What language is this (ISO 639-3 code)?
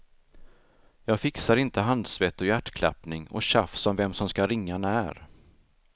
swe